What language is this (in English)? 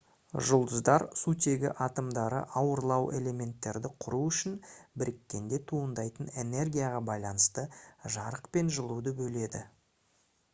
Kazakh